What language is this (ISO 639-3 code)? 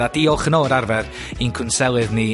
cym